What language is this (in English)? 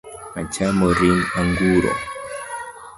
Luo (Kenya and Tanzania)